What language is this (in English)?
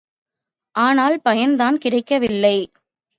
Tamil